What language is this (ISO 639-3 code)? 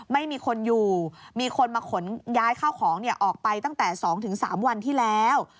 tha